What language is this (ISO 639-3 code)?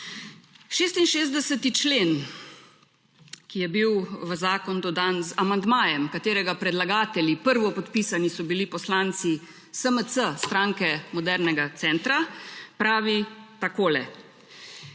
slv